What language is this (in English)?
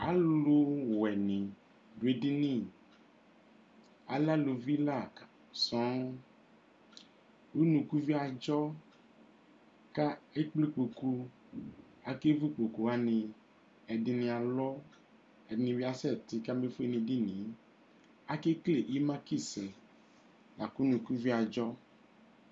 Ikposo